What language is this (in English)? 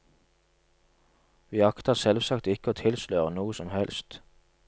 Norwegian